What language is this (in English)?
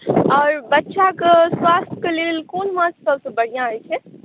Maithili